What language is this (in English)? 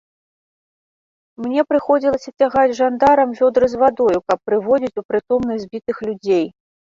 Belarusian